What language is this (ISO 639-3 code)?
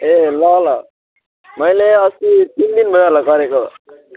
nep